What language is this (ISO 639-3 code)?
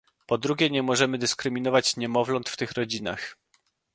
pol